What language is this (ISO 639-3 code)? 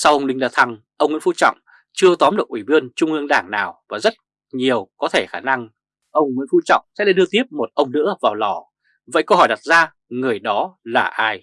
vie